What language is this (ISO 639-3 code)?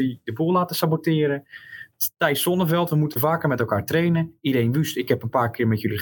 nld